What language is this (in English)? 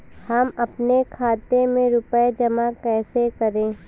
Hindi